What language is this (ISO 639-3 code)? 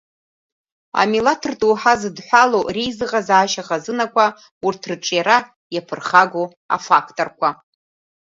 abk